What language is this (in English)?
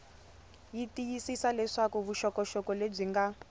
Tsonga